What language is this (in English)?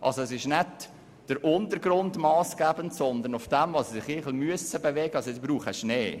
Swiss German